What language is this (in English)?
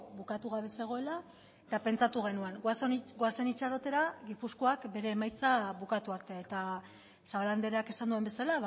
Basque